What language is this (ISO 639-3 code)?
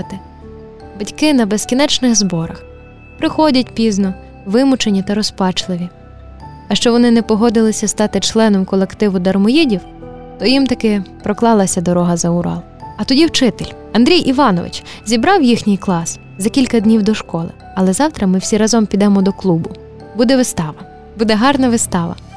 ukr